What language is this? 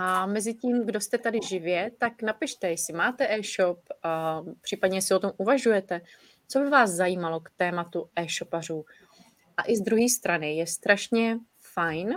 Czech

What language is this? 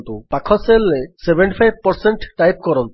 Odia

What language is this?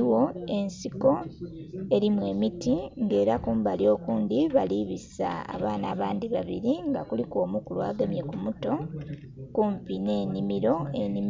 Soga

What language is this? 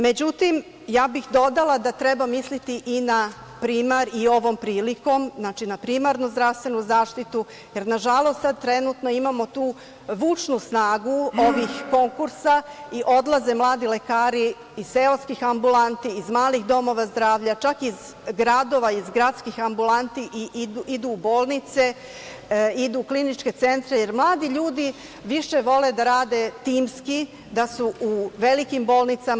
Serbian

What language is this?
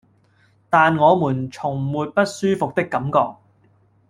Cantonese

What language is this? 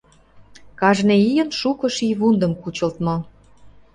Mari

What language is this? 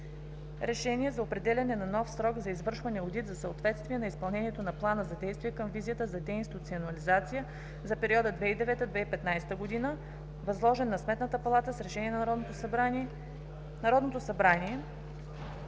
Bulgarian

